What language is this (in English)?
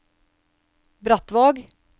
Norwegian